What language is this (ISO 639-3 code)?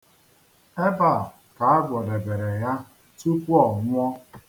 ibo